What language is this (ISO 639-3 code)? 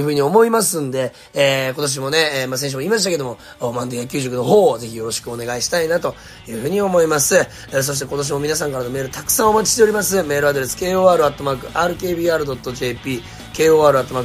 jpn